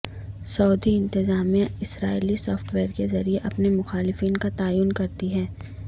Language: Urdu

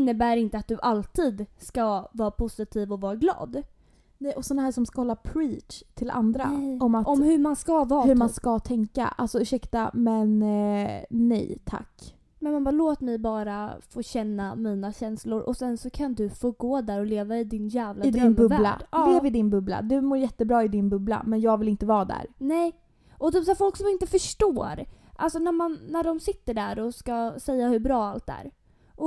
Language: Swedish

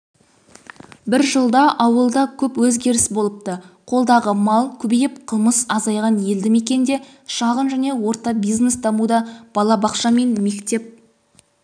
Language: Kazakh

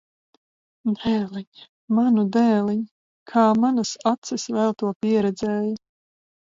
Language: Latvian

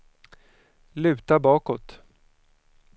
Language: Swedish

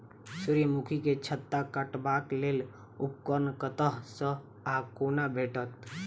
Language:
Maithili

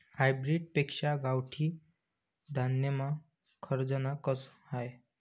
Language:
Marathi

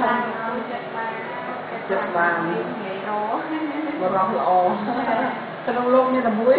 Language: Thai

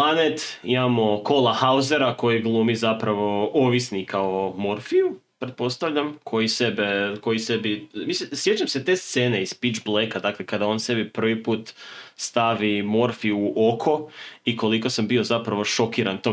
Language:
Croatian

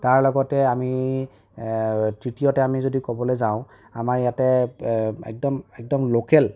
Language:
Assamese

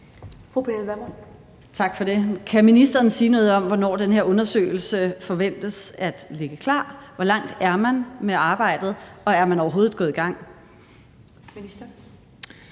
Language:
Danish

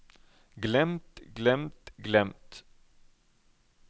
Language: Norwegian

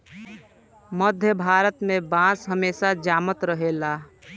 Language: Bhojpuri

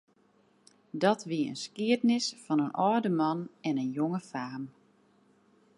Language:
Western Frisian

